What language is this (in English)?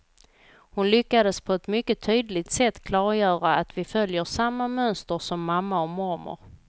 Swedish